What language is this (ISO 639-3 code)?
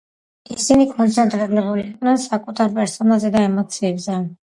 kat